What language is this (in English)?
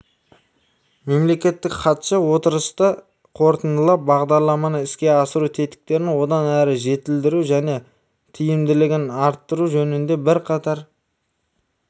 Kazakh